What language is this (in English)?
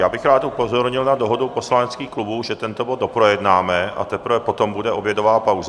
Czech